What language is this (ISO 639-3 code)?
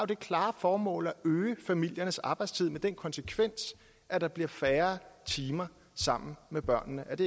dan